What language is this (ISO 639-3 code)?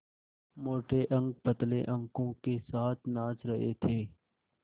hin